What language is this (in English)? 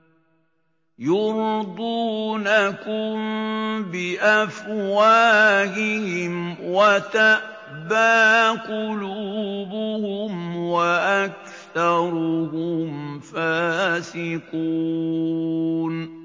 Arabic